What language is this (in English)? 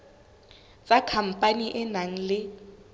Southern Sotho